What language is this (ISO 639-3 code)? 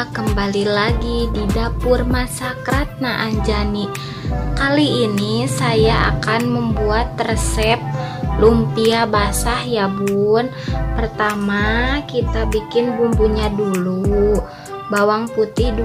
ind